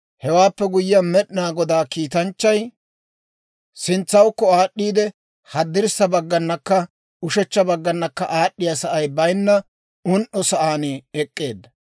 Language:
Dawro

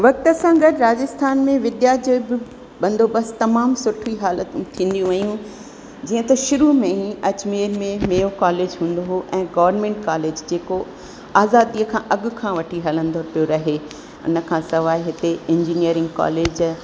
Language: Sindhi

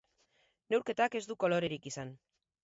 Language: Basque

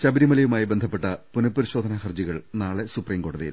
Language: Malayalam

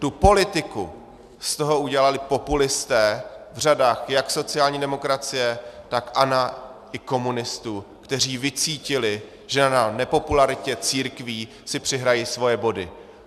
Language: Czech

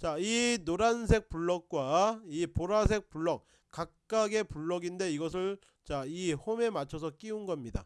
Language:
Korean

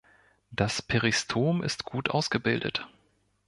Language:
German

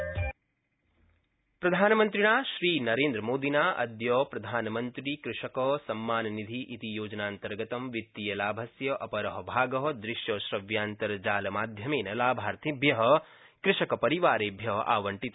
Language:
Sanskrit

